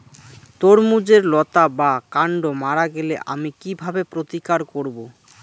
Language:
Bangla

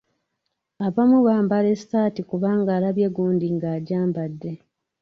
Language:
Ganda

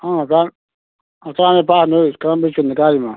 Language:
Manipuri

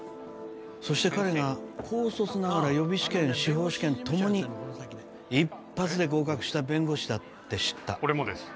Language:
Japanese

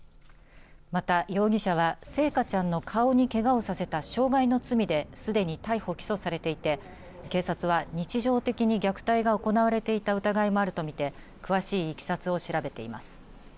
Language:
Japanese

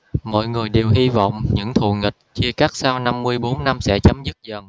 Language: Vietnamese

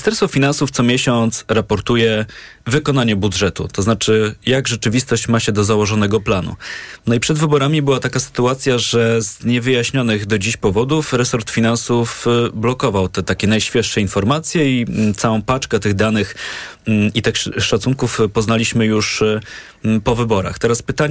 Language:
Polish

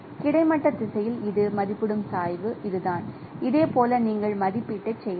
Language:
Tamil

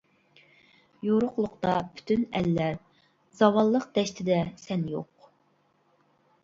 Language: Uyghur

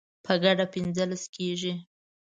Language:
Pashto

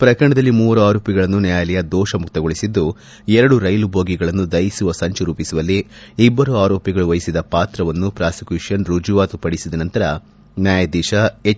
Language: Kannada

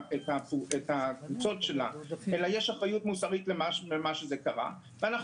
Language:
Hebrew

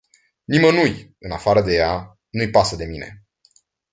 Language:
Romanian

